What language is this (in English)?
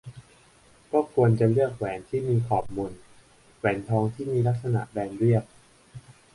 Thai